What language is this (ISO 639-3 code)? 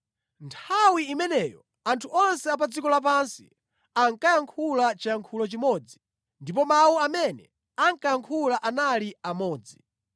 nya